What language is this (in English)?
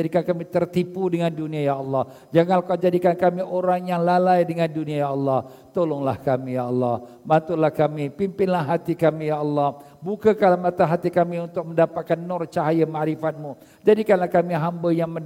Malay